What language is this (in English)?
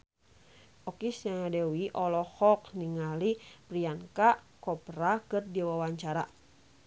Sundanese